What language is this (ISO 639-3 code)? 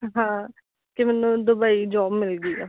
pan